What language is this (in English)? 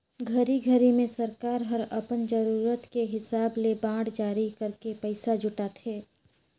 Chhattisgarhi